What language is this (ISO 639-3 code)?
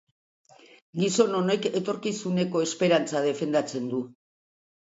eus